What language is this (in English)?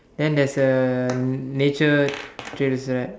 English